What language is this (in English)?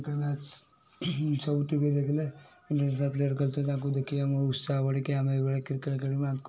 Odia